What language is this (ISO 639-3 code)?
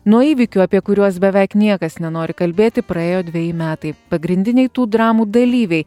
lit